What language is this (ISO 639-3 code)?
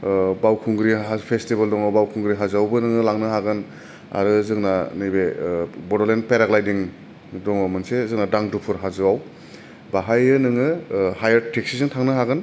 brx